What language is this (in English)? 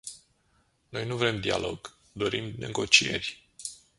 Romanian